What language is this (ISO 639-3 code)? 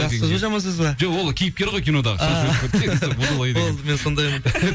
kaz